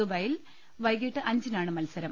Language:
Malayalam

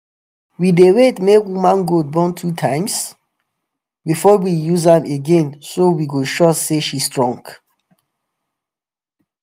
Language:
Nigerian Pidgin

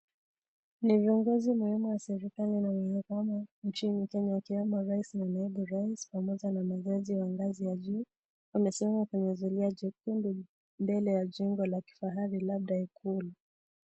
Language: Swahili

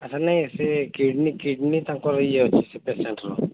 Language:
Odia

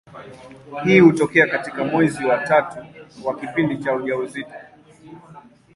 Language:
Swahili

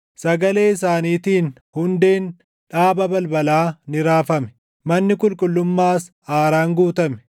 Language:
Oromo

